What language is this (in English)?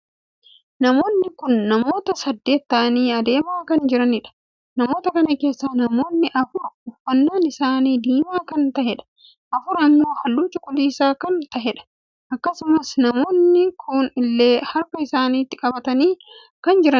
Oromo